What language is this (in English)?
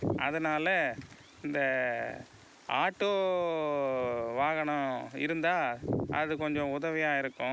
Tamil